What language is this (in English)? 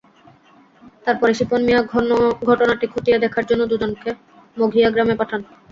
Bangla